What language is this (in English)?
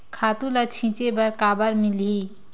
Chhattisgarhi